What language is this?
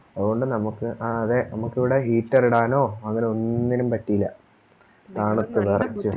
Malayalam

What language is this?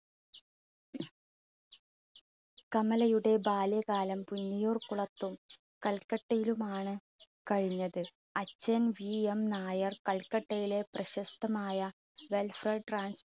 Malayalam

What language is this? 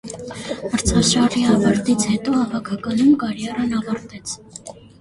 Armenian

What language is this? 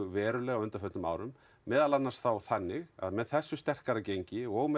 Icelandic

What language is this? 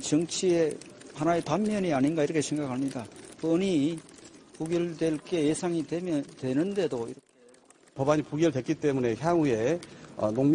Korean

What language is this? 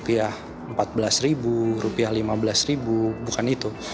Indonesian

